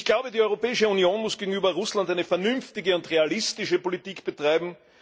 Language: German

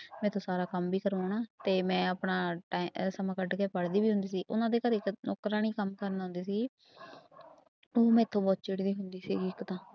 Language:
Punjabi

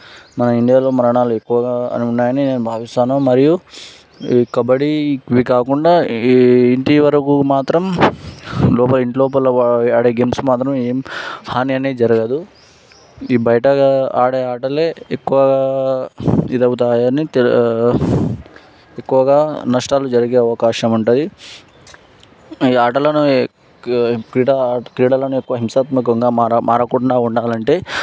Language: Telugu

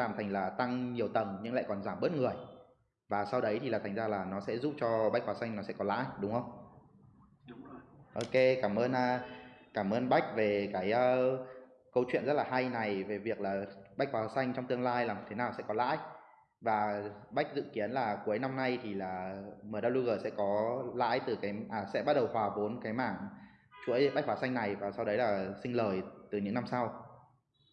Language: Vietnamese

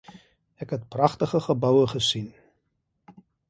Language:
Afrikaans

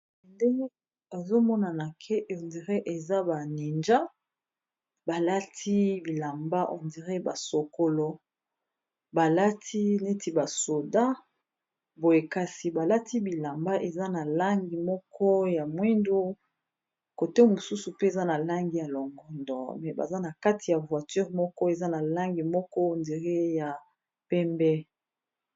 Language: Lingala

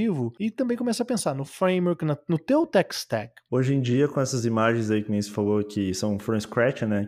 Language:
Portuguese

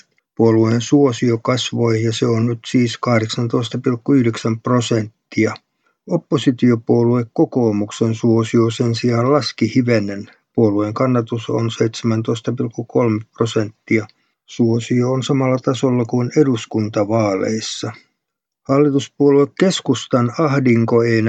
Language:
Finnish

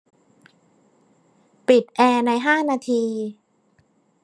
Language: Thai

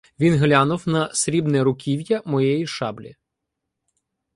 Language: Ukrainian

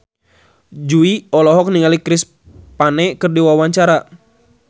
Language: Sundanese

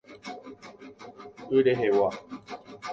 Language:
Guarani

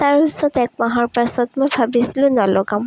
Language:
Assamese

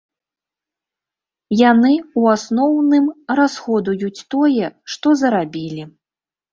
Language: Belarusian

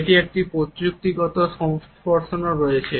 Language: Bangla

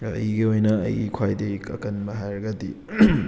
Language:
Manipuri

